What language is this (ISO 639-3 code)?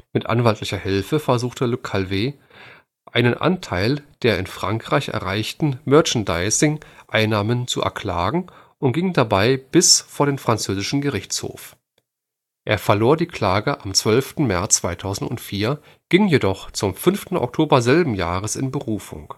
deu